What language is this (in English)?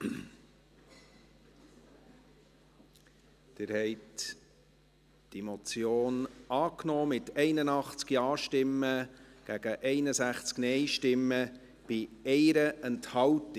Swiss German